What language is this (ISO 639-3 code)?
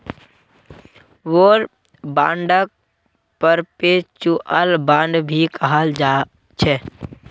mag